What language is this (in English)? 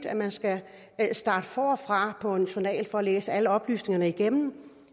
Danish